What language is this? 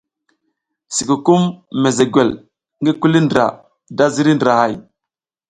South Giziga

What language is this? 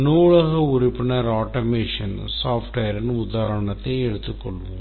Tamil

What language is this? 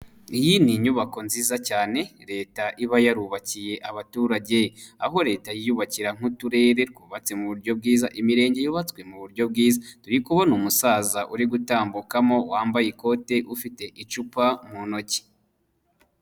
Kinyarwanda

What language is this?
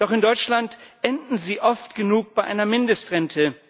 German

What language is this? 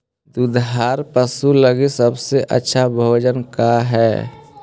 Magahi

